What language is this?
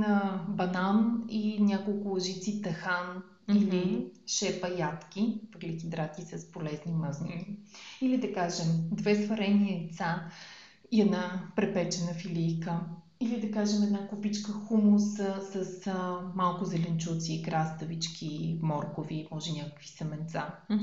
Bulgarian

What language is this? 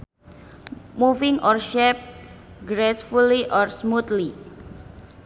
Sundanese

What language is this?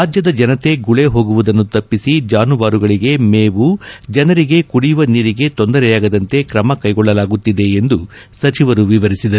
Kannada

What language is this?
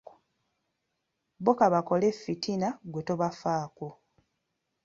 Ganda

